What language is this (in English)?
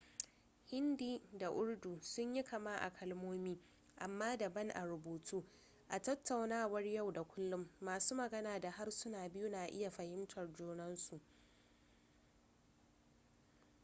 Hausa